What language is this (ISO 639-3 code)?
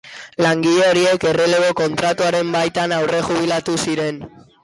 eus